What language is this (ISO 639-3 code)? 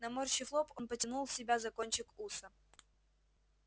rus